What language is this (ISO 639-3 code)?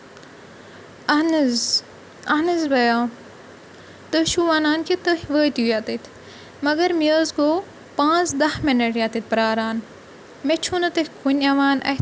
kas